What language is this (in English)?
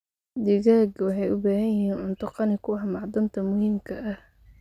Somali